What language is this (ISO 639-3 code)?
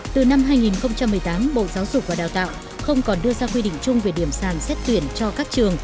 vie